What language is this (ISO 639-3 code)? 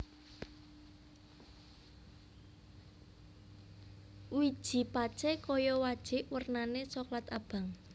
jav